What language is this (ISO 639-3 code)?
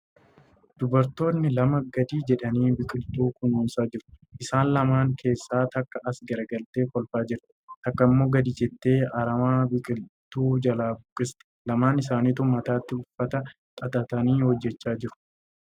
orm